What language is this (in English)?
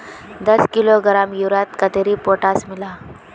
Magahi